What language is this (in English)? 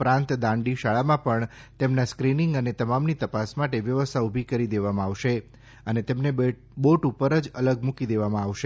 Gujarati